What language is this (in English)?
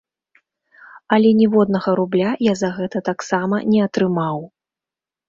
Belarusian